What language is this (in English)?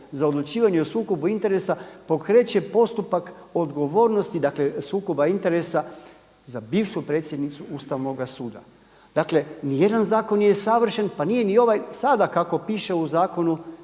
Croatian